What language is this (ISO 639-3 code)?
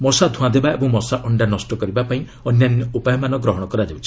ori